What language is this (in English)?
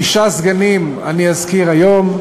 Hebrew